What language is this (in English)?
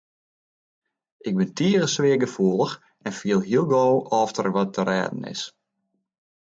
Western Frisian